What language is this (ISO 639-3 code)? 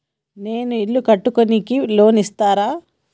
tel